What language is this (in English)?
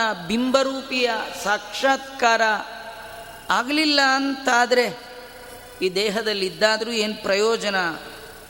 Kannada